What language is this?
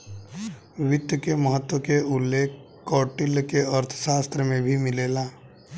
Bhojpuri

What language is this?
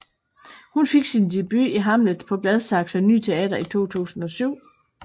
Danish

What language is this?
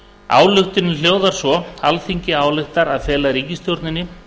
Icelandic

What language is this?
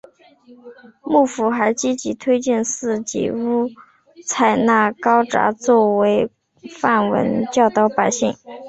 Chinese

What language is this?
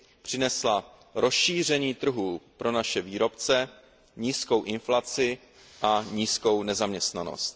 Czech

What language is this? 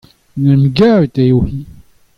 Breton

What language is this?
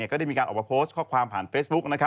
Thai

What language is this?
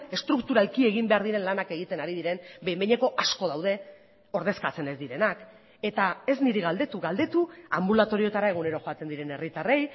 Basque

